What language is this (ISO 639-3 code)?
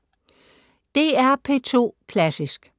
dan